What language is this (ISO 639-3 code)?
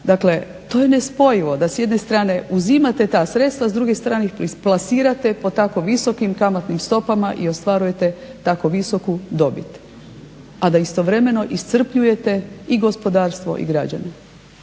hrv